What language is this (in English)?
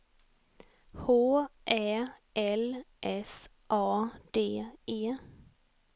Swedish